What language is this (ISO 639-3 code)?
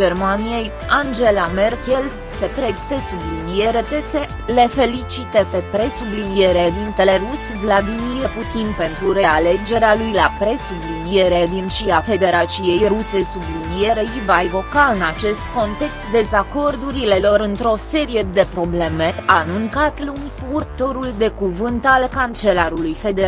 ron